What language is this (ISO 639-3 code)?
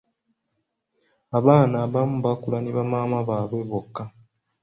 lug